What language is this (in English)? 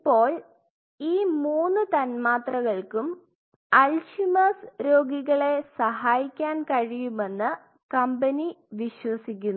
Malayalam